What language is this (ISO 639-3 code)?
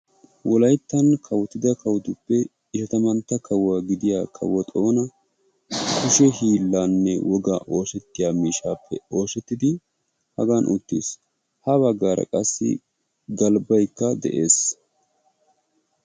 wal